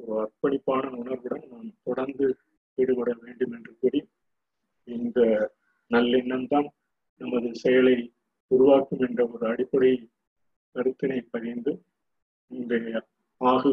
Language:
Tamil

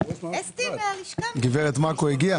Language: Hebrew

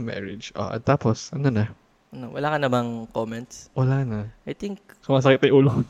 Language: Filipino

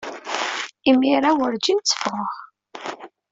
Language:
Kabyle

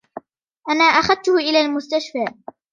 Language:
Arabic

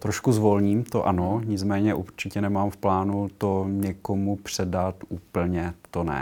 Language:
Czech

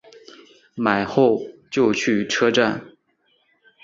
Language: Chinese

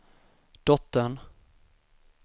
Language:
Swedish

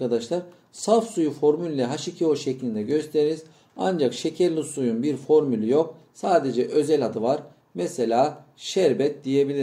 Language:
Turkish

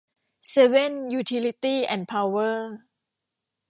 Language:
Thai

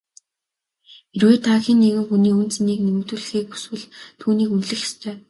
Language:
Mongolian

